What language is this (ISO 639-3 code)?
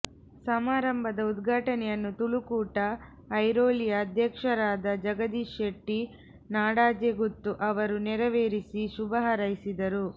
kan